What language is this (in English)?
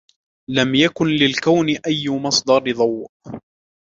Arabic